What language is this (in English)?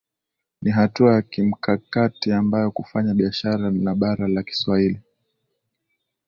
Swahili